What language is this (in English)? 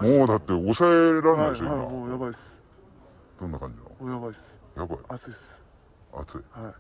Japanese